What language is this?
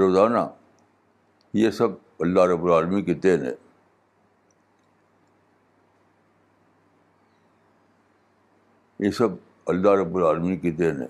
Urdu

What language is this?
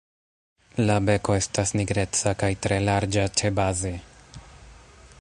Esperanto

